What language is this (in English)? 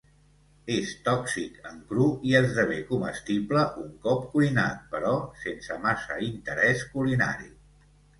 Catalan